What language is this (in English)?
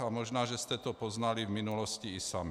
Czech